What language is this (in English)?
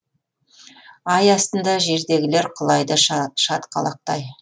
Kazakh